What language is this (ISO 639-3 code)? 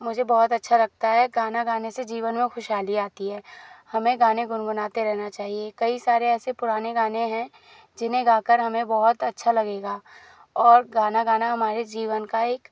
hin